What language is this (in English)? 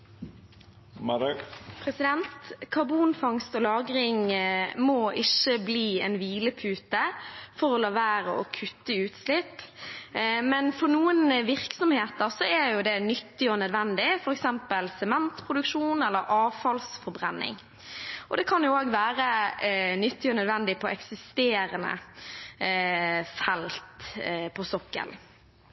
Norwegian